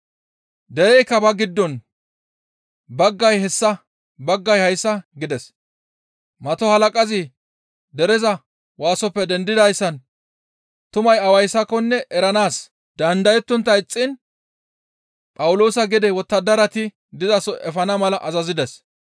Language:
Gamo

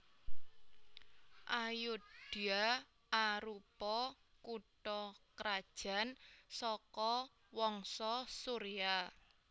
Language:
Javanese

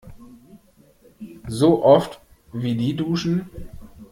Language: German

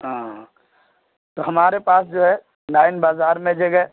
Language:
Urdu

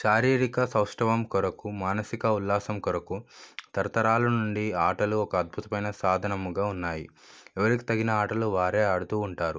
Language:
Telugu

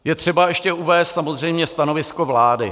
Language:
Czech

